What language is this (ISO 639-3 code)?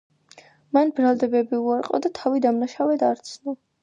kat